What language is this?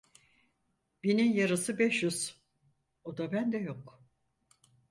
Turkish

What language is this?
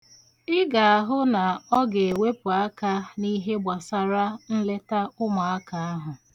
Igbo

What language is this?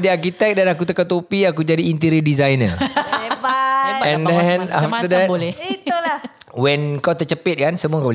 Malay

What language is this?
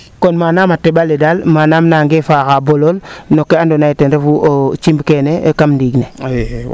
Serer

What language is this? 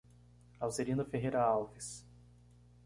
Portuguese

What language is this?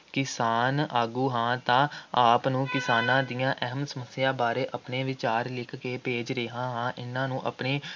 Punjabi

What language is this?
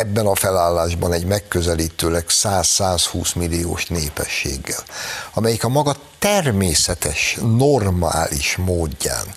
Hungarian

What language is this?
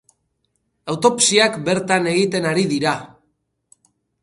Basque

